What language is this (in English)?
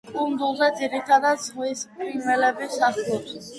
Georgian